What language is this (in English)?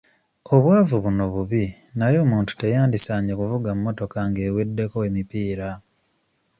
Ganda